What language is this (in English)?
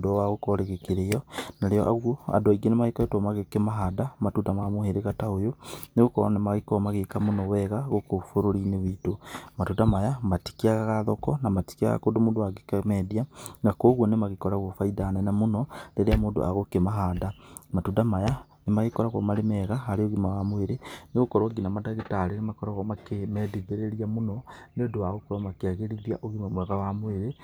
Kikuyu